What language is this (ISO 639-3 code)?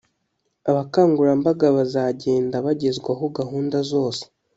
kin